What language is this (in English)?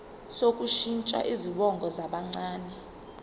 Zulu